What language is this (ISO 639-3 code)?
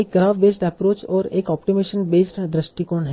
hin